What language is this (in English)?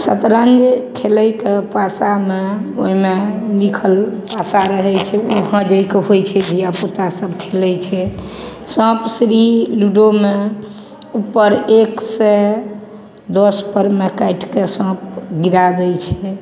Maithili